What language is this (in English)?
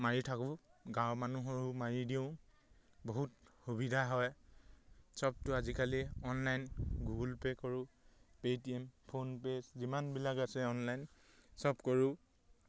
Assamese